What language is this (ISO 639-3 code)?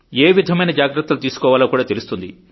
tel